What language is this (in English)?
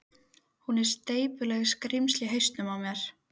Icelandic